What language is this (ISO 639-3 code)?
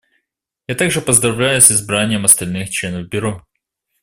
rus